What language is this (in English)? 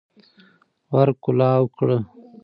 Pashto